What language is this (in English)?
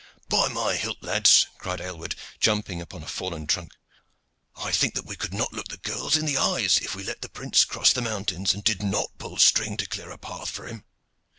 English